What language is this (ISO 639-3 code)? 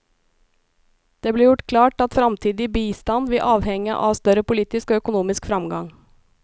nor